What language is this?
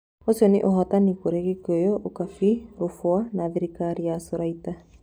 Kikuyu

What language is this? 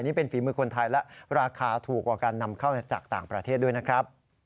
Thai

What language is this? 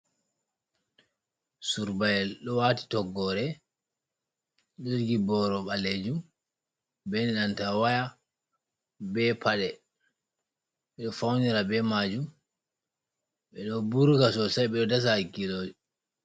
Fula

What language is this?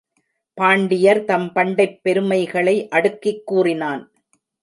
Tamil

